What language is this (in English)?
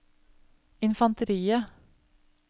Norwegian